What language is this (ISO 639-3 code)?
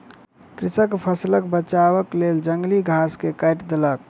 mai